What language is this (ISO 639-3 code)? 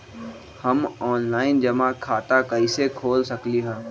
mag